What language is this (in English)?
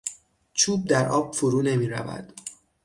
Persian